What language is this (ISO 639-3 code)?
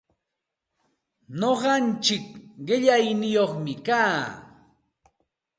qxt